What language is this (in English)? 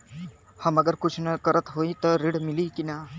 Bhojpuri